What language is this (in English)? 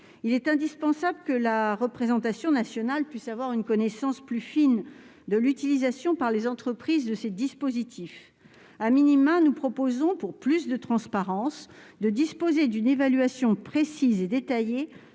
French